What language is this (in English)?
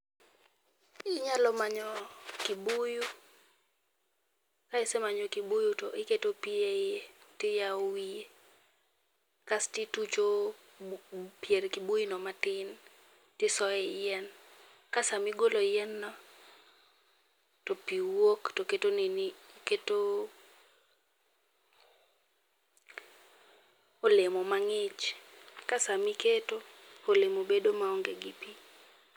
Luo (Kenya and Tanzania)